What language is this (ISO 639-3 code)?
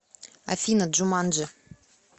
rus